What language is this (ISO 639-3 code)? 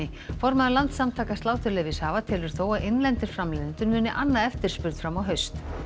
isl